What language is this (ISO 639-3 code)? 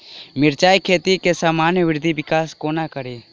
mai